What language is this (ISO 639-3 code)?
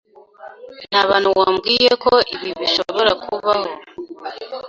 kin